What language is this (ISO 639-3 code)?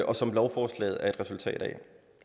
dan